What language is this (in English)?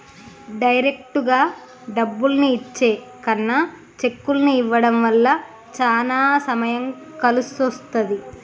Telugu